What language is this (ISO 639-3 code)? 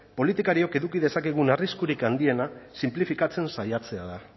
eus